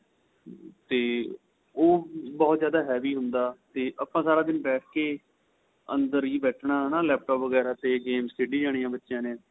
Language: Punjabi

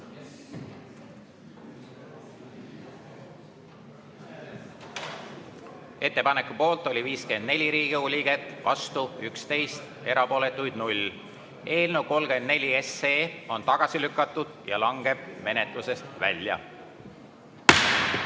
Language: Estonian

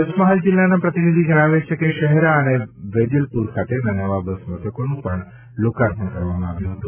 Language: Gujarati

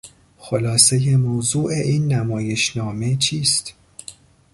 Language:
Persian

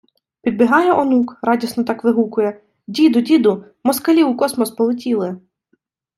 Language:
Ukrainian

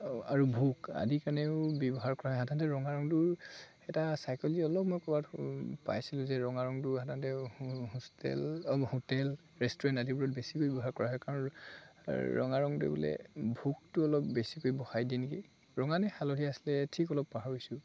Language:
Assamese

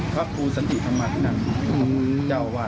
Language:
Thai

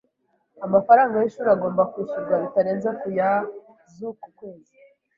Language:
Kinyarwanda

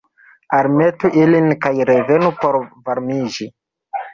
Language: Esperanto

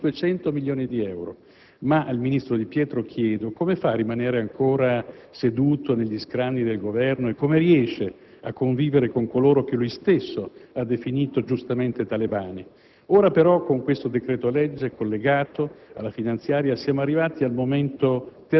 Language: Italian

